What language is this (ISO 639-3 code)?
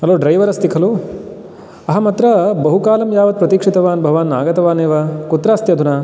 san